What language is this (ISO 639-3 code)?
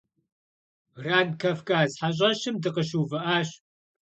kbd